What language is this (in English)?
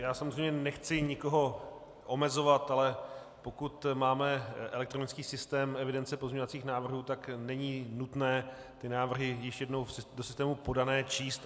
Czech